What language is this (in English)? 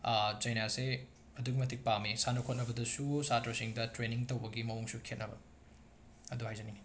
Manipuri